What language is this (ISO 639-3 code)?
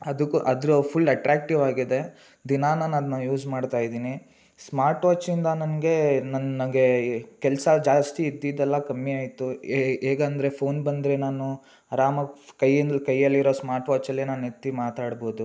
kan